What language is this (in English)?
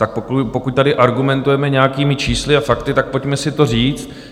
Czech